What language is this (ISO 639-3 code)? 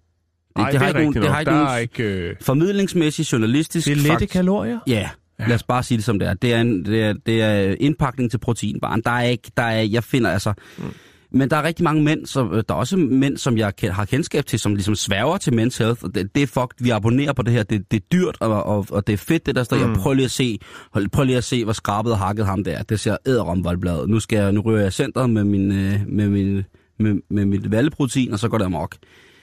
dan